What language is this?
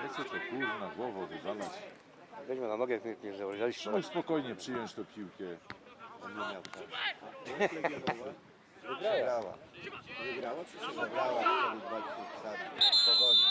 Polish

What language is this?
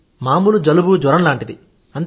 Telugu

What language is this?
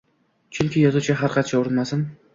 Uzbek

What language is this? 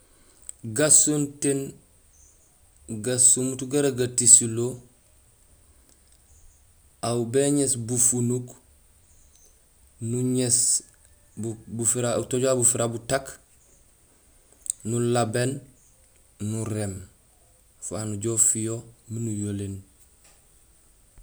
Gusilay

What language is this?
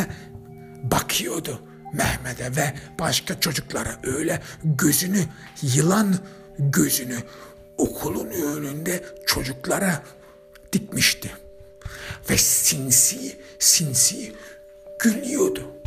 Turkish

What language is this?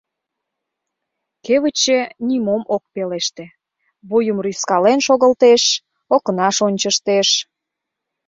Mari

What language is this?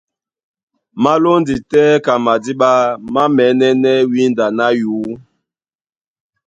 Duala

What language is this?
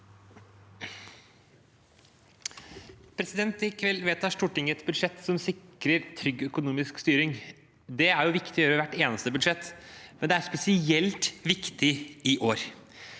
Norwegian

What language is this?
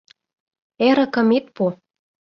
Mari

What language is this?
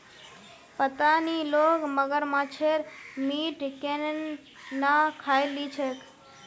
Magahi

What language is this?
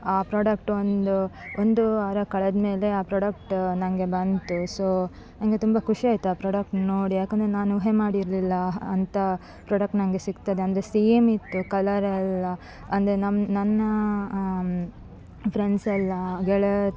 Kannada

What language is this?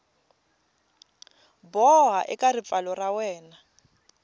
Tsonga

